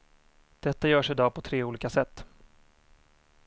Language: Swedish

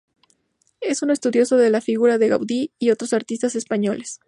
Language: Spanish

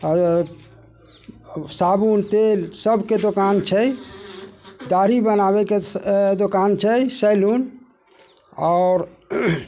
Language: Maithili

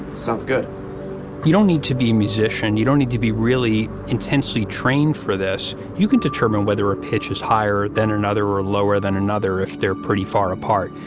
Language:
English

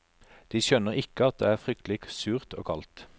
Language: Norwegian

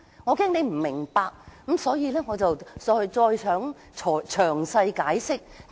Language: Cantonese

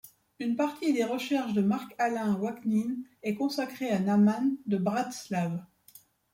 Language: French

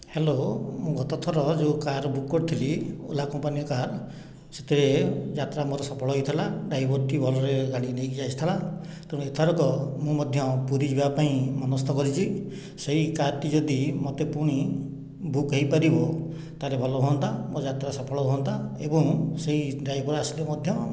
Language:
Odia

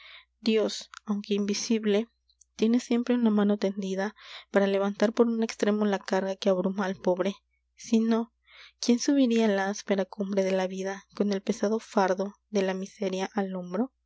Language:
Spanish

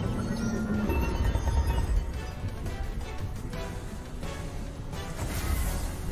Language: German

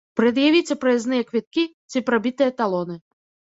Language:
Belarusian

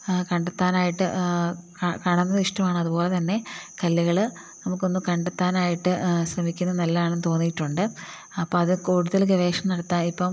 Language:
Malayalam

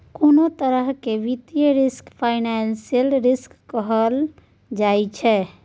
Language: Maithili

